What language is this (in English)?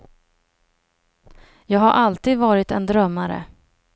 Swedish